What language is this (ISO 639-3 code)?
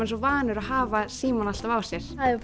isl